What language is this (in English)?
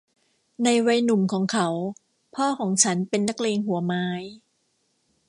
Thai